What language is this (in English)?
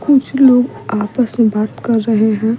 Hindi